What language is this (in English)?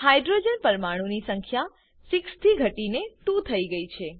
Gujarati